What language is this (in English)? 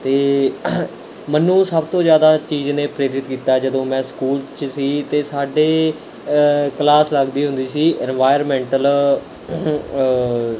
Punjabi